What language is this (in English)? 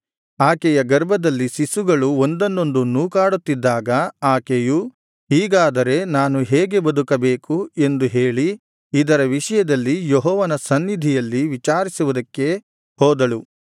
Kannada